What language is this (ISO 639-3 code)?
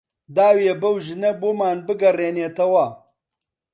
ckb